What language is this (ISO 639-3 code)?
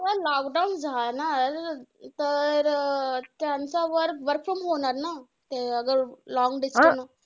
mar